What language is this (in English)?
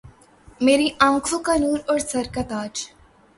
Urdu